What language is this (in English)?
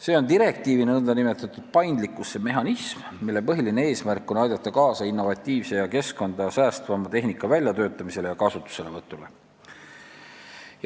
Estonian